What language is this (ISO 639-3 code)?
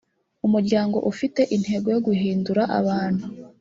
kin